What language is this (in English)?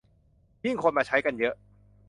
Thai